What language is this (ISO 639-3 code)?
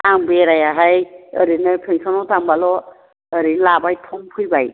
brx